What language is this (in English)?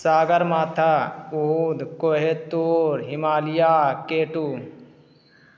Urdu